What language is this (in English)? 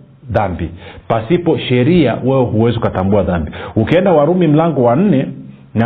Swahili